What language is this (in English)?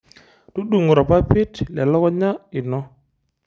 Masai